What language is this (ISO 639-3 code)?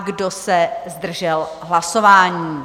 ces